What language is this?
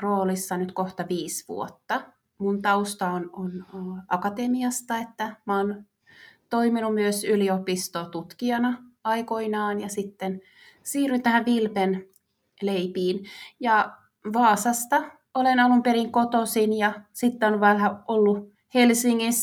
Finnish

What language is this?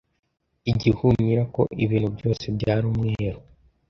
Kinyarwanda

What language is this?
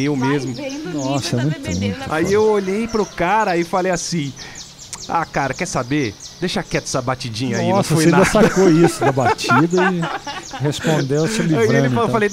Portuguese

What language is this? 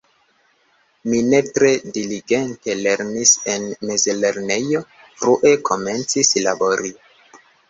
Esperanto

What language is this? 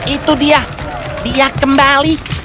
Indonesian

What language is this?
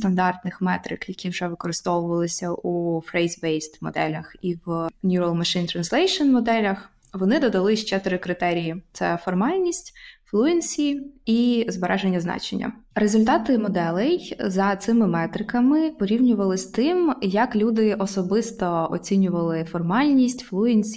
Ukrainian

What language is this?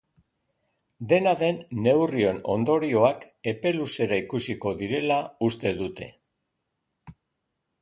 Basque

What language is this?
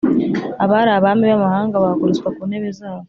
Kinyarwanda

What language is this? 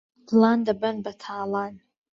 Central Kurdish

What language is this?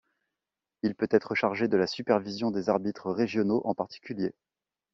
French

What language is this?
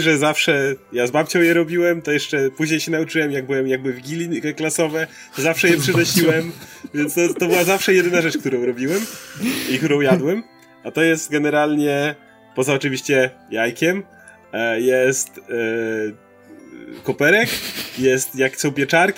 Polish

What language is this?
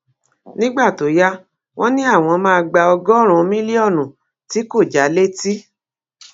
Yoruba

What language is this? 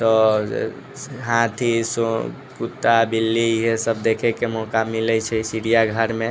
Maithili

